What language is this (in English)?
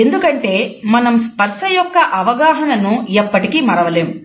Telugu